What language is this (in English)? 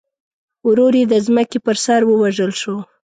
Pashto